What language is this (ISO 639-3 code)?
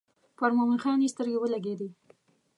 pus